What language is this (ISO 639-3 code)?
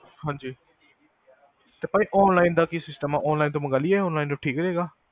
pan